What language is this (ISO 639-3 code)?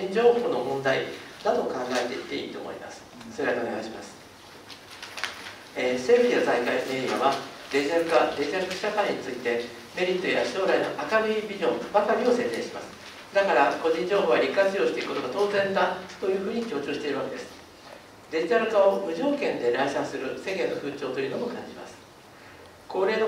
jpn